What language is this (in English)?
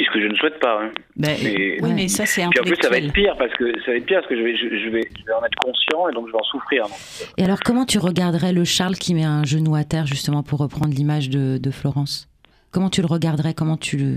French